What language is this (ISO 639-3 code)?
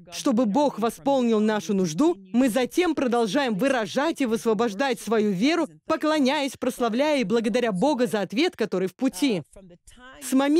rus